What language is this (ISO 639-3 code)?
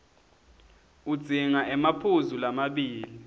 ssw